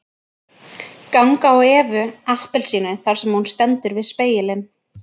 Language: Icelandic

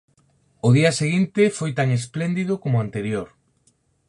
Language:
Galician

